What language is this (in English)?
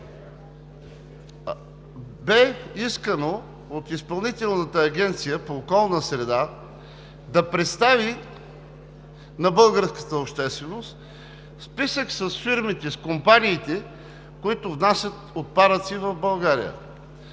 Bulgarian